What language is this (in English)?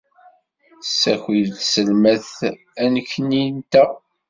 Kabyle